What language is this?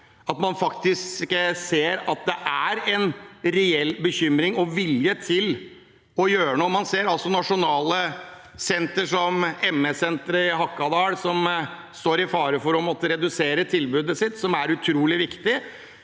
Norwegian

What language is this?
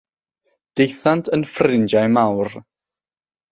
Welsh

